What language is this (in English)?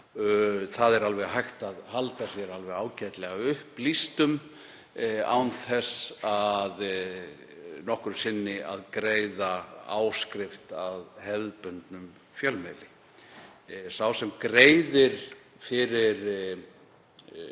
Icelandic